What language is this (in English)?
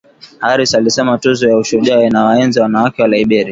Swahili